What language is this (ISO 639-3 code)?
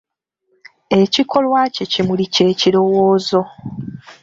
lug